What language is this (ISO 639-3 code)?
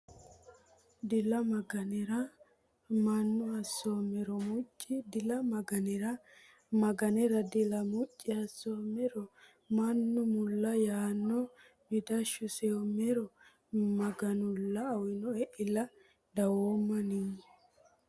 sid